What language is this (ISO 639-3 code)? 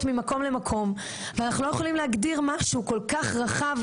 heb